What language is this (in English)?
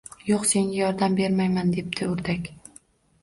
Uzbek